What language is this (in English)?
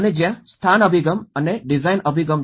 Gujarati